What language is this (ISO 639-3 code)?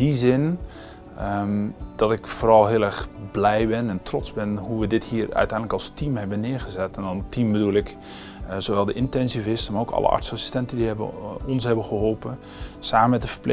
nld